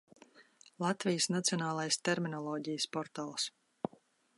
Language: Latvian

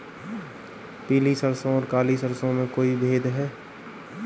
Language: Hindi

